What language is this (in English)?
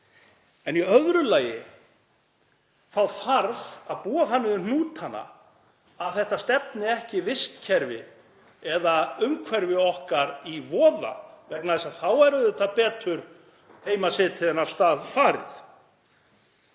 Icelandic